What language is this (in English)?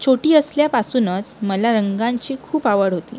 Marathi